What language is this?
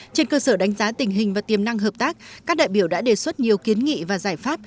Vietnamese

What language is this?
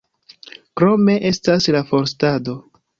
Esperanto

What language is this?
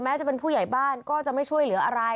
Thai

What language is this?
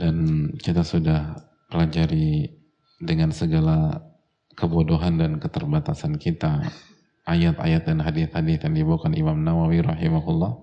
Indonesian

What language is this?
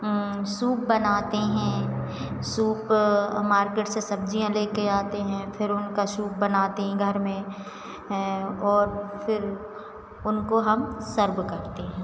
Hindi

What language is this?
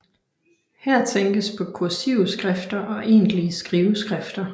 Danish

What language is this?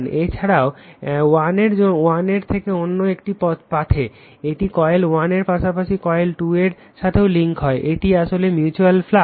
Bangla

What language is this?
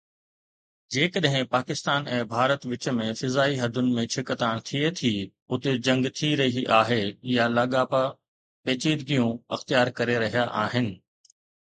Sindhi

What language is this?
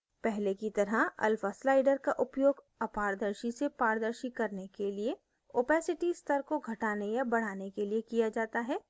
Hindi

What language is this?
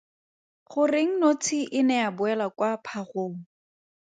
Tswana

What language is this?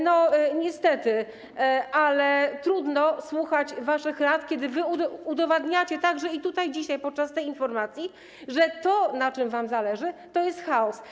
Polish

